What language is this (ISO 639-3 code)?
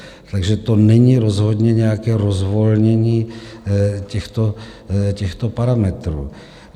ces